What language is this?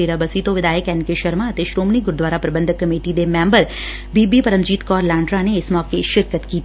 Punjabi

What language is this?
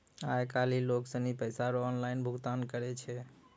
Maithili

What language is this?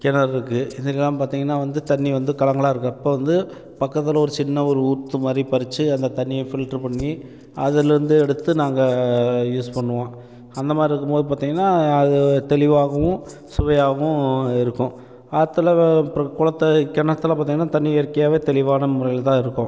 Tamil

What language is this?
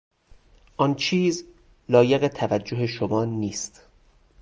Persian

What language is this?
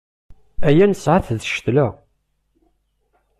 Kabyle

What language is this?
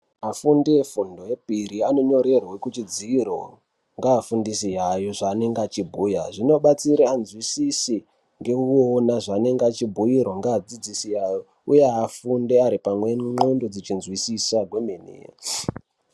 Ndau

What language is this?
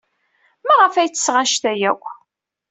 Kabyle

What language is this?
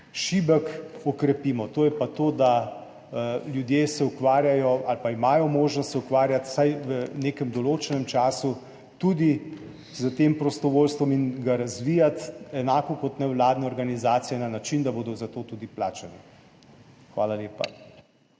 Slovenian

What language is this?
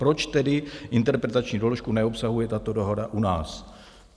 Czech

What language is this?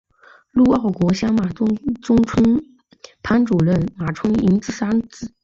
Chinese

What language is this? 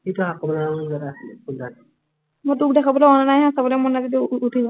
Assamese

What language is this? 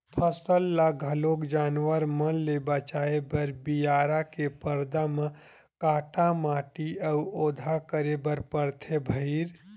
Chhattisgarhi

